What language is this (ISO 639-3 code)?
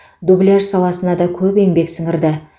kaz